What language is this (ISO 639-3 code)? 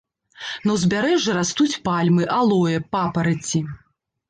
bel